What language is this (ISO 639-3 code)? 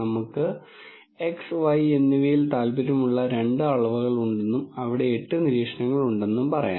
mal